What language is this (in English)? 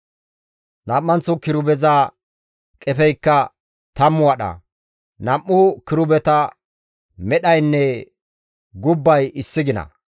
Gamo